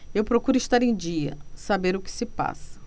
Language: Portuguese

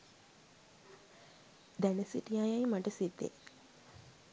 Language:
Sinhala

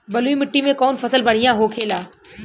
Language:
Bhojpuri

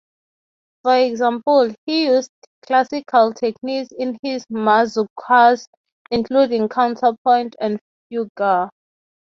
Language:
English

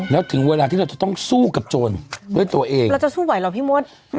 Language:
Thai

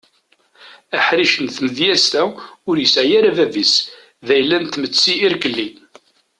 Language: Kabyle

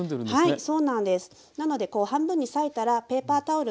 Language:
Japanese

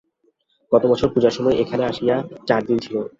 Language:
Bangla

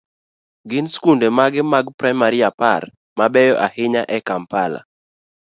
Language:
Luo (Kenya and Tanzania)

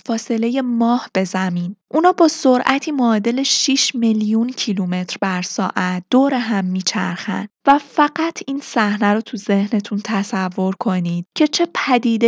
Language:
Persian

